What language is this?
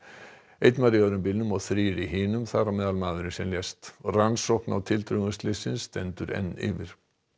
Icelandic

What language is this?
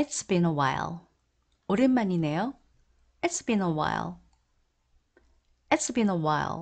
Korean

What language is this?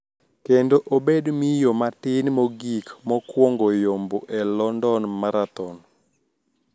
Luo (Kenya and Tanzania)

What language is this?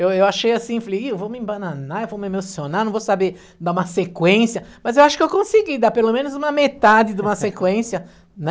Portuguese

